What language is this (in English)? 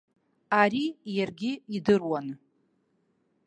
Abkhazian